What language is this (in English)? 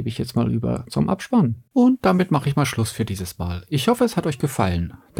German